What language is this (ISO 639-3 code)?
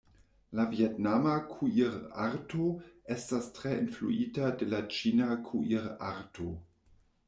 epo